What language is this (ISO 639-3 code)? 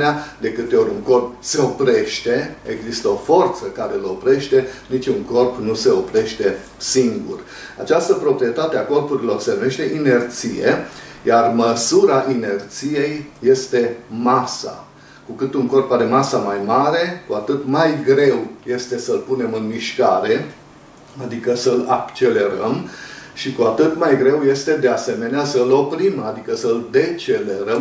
ron